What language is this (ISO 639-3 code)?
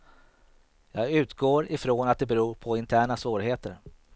swe